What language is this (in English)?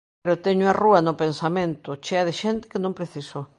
Galician